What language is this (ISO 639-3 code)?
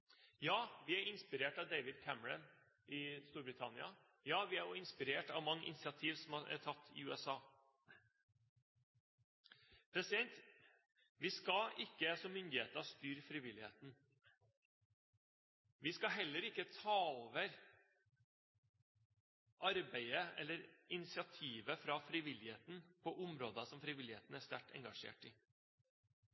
nob